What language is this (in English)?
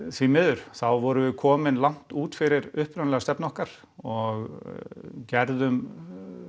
Icelandic